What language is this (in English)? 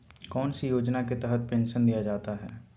Magahi